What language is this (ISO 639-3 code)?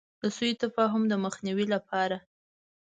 pus